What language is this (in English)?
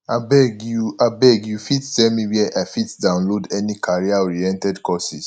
Nigerian Pidgin